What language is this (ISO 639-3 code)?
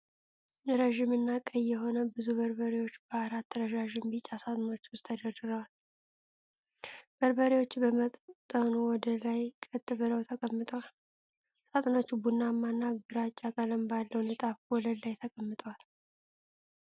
amh